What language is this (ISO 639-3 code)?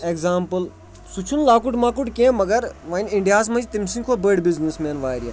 kas